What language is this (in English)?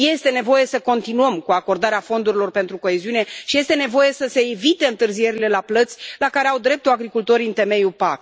Romanian